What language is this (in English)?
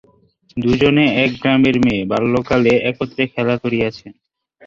Bangla